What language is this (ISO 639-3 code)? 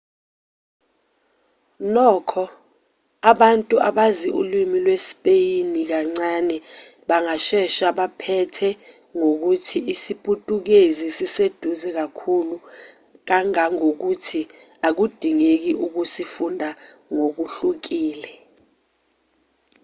zul